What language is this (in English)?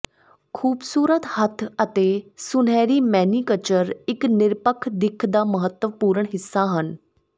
Punjabi